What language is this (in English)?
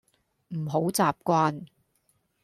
Cantonese